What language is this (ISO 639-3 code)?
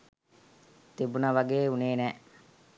sin